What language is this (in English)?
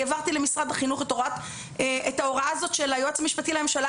Hebrew